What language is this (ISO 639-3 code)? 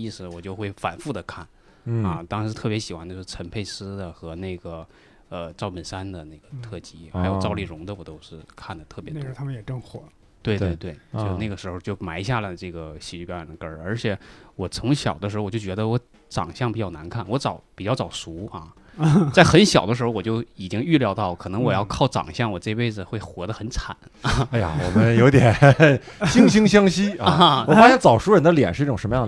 zho